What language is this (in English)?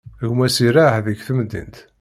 Kabyle